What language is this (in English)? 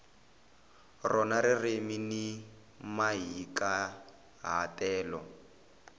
Tsonga